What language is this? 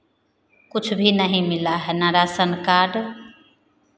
Hindi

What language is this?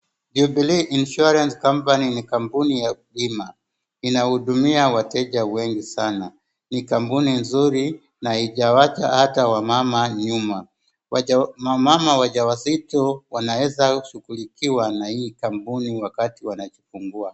Swahili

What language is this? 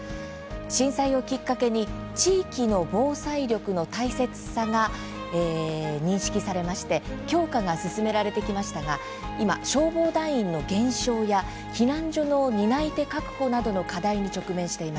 Japanese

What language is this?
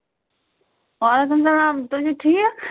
Kashmiri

